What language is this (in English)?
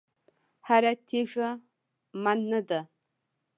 Pashto